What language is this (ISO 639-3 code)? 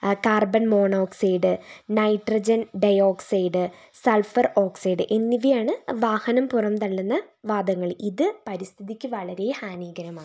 mal